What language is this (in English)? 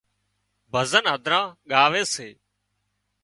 Wadiyara Koli